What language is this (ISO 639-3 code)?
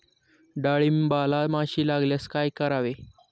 mar